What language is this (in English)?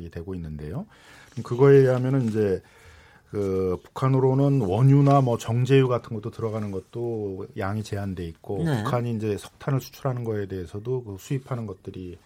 Korean